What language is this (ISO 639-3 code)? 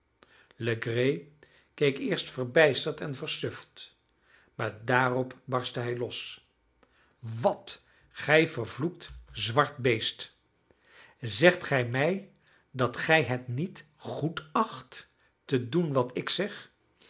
nld